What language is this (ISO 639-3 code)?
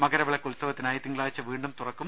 mal